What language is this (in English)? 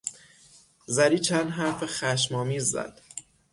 Persian